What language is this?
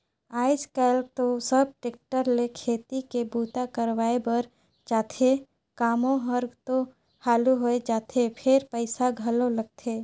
Chhattisgarhi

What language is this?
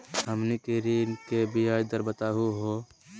Magahi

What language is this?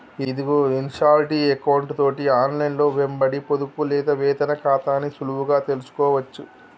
Telugu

